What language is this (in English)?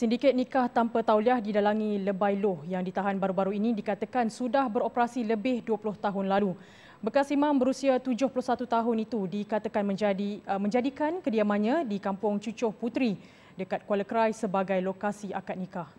Malay